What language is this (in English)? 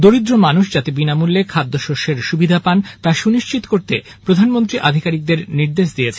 Bangla